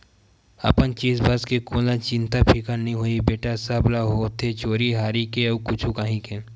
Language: Chhattisgarhi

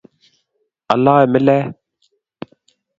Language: Kalenjin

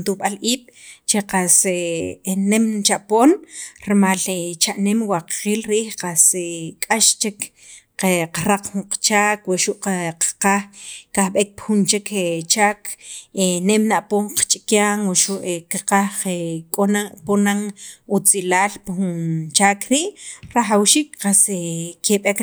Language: Sacapulteco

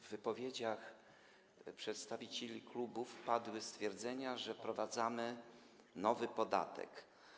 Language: Polish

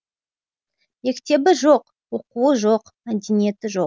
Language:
Kazakh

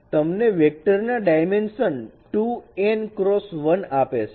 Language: Gujarati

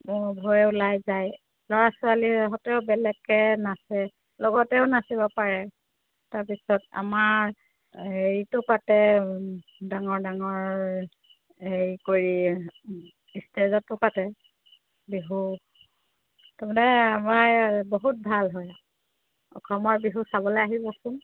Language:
Assamese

